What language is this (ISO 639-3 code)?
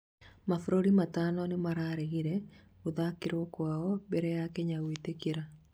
kik